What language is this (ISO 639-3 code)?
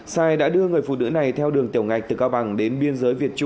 vie